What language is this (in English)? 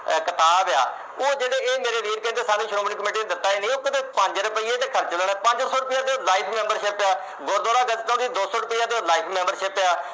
Punjabi